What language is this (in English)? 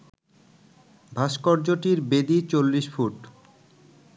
Bangla